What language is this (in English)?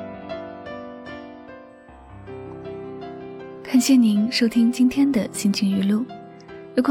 Chinese